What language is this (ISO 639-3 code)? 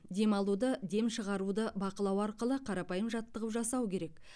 kaz